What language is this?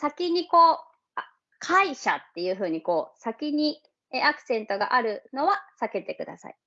Japanese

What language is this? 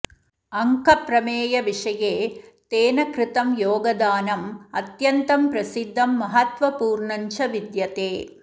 Sanskrit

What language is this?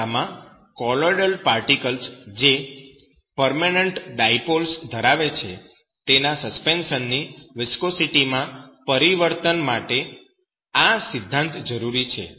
Gujarati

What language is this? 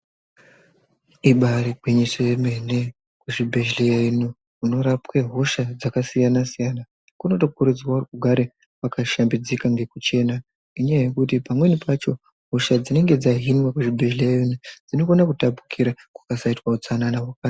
Ndau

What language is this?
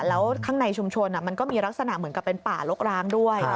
Thai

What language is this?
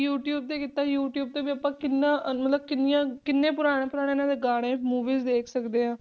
Punjabi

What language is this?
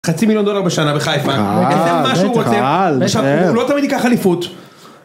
Hebrew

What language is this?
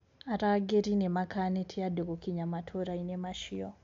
Kikuyu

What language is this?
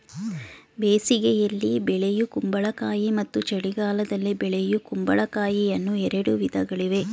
Kannada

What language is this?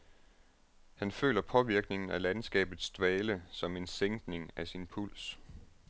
Danish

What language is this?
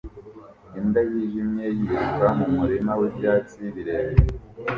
Kinyarwanda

